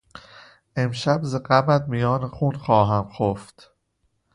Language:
Persian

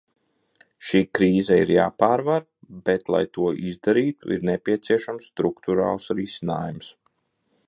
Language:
Latvian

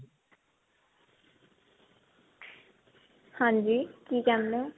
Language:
Punjabi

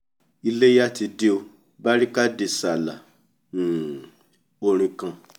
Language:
Yoruba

